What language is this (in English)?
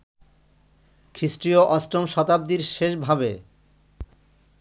Bangla